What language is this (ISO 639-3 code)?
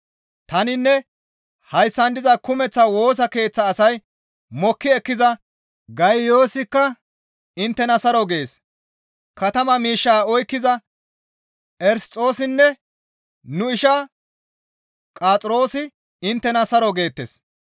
gmv